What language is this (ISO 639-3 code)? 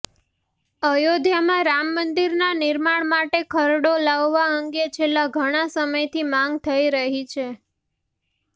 guj